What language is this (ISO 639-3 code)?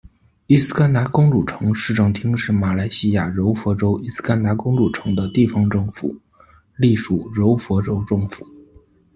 zho